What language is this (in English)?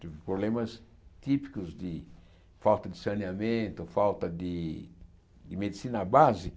Portuguese